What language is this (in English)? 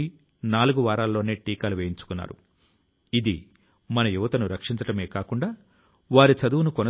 Telugu